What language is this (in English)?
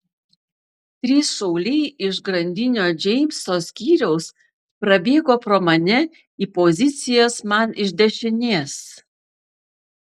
Lithuanian